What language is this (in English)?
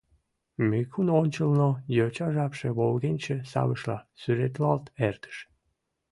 Mari